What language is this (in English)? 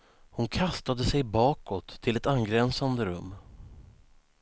Swedish